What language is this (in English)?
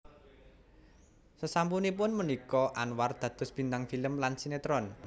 Javanese